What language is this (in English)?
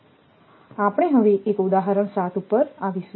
Gujarati